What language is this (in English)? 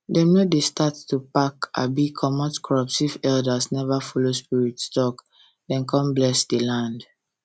Nigerian Pidgin